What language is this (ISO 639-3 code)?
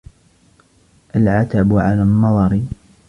ara